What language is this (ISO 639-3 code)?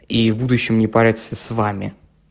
rus